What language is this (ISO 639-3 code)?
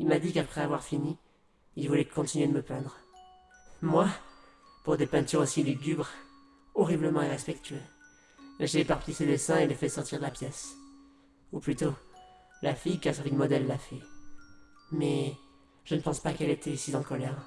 fra